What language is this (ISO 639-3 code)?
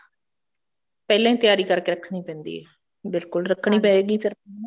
pan